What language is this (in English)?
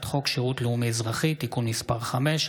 Hebrew